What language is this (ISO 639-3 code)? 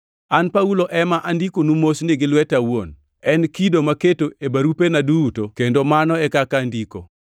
luo